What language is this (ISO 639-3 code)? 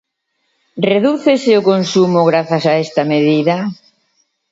glg